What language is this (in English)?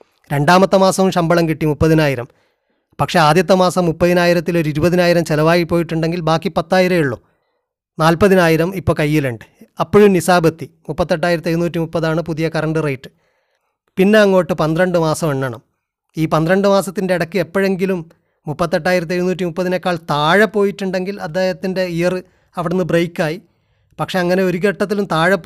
Malayalam